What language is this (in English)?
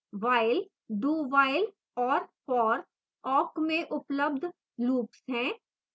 Hindi